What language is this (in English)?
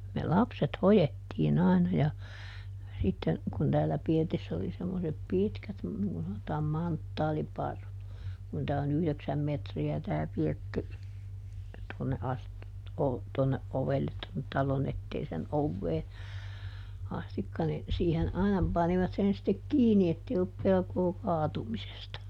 Finnish